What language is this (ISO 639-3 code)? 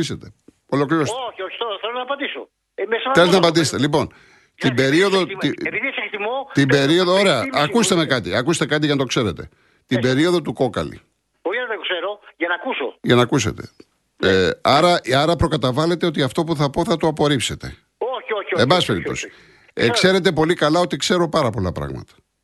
ell